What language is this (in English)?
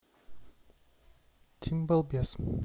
Russian